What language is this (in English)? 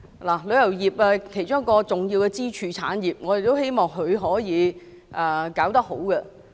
Cantonese